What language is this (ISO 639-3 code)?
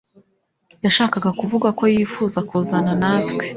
kin